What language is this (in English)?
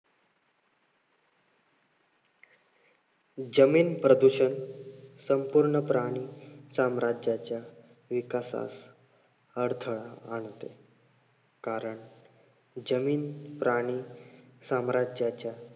Marathi